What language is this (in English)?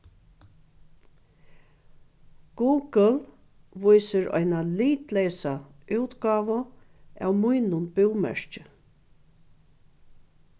Faroese